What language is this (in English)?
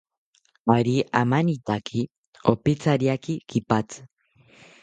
South Ucayali Ashéninka